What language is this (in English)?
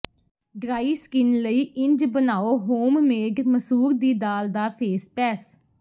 Punjabi